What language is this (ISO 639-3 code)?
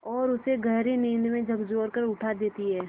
hin